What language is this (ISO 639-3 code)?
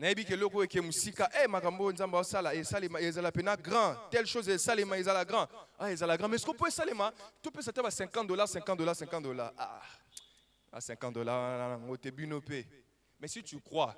fra